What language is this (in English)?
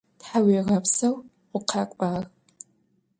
Adyghe